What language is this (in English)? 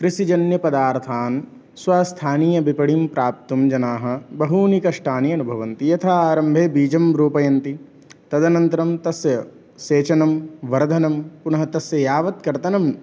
Sanskrit